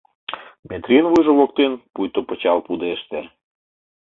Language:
Mari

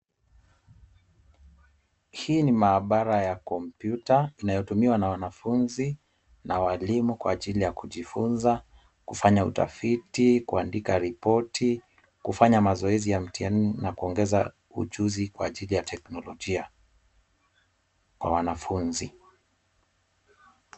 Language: Swahili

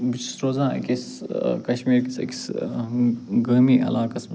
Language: Kashmiri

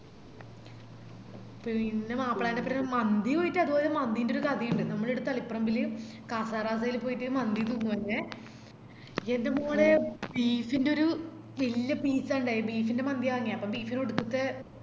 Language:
Malayalam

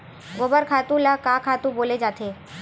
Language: Chhattisgarhi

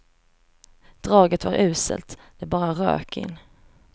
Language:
Swedish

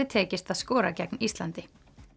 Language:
Icelandic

